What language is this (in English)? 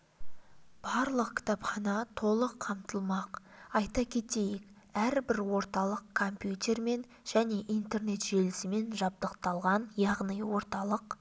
Kazakh